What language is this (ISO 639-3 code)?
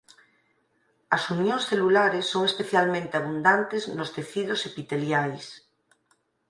glg